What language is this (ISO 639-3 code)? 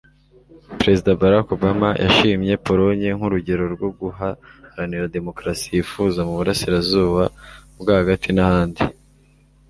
kin